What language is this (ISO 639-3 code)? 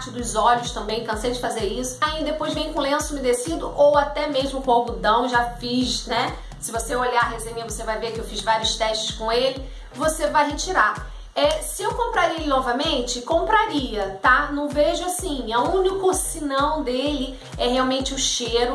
por